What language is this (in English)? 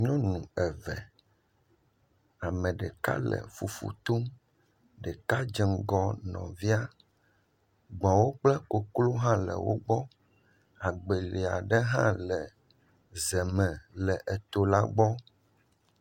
Ewe